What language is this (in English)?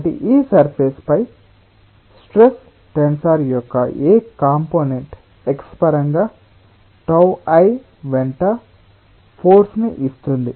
Telugu